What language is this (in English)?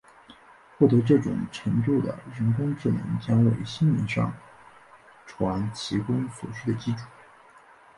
Chinese